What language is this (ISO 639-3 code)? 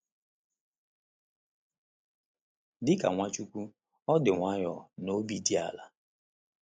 ibo